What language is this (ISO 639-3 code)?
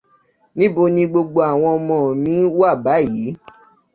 yor